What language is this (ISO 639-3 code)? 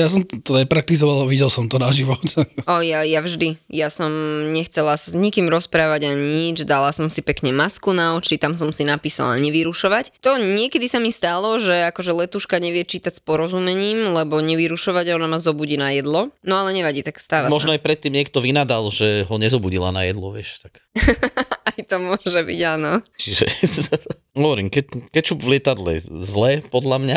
slk